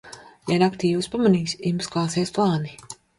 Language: Latvian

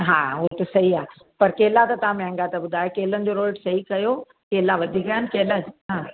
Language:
Sindhi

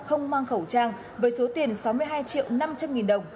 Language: Vietnamese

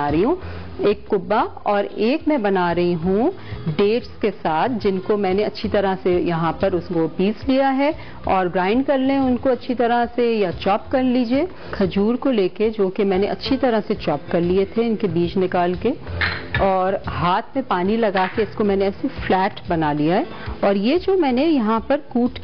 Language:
Hindi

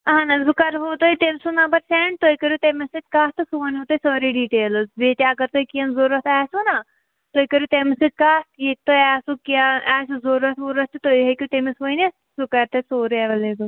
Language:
Kashmiri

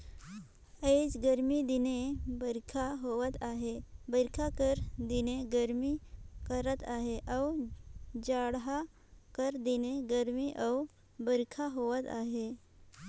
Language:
Chhattisgarhi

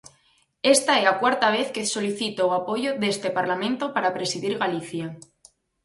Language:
Galician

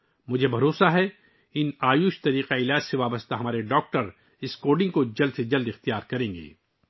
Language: Urdu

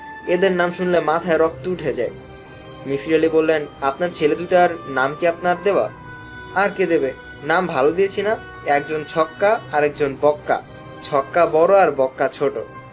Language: Bangla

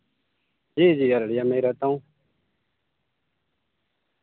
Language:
Urdu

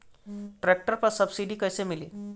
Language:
Bhojpuri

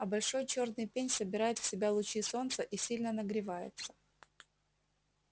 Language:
Russian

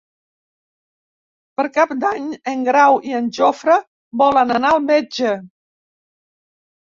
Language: Catalan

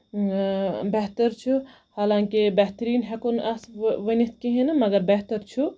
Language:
Kashmiri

